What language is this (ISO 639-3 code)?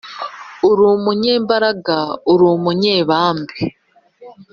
kin